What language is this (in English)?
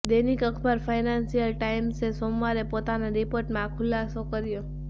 Gujarati